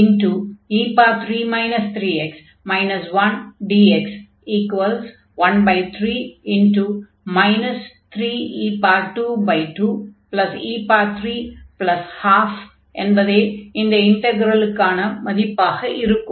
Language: Tamil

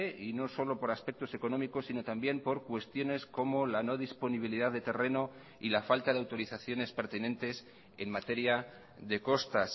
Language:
Spanish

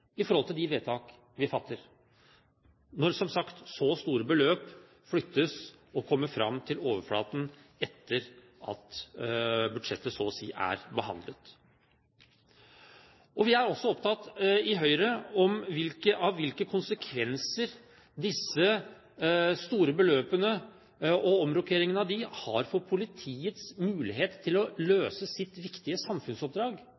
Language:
Norwegian Bokmål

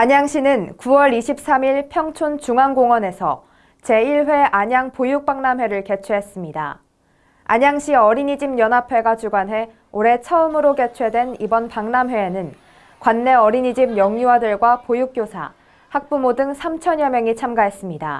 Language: Korean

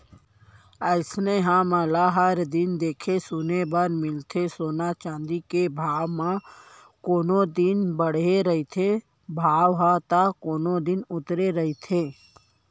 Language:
Chhattisgarhi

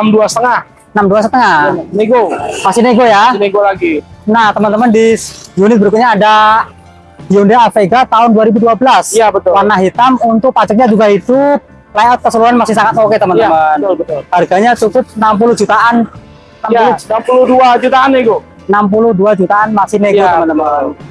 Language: Indonesian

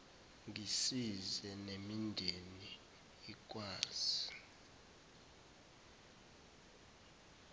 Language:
Zulu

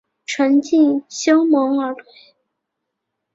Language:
Chinese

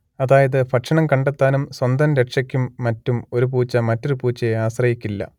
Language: Malayalam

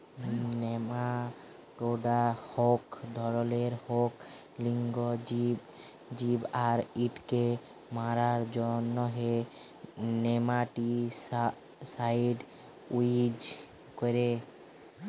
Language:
Bangla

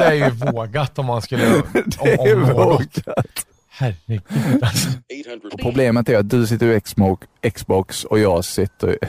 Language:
Swedish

